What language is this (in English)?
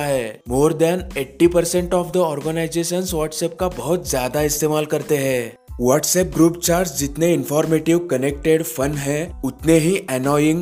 Hindi